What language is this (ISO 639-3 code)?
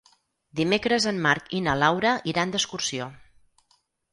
cat